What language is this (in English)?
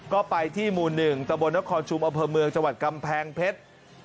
Thai